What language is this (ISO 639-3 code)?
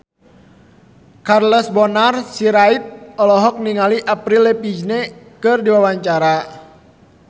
sun